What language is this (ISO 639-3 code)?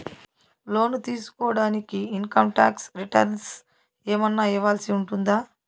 tel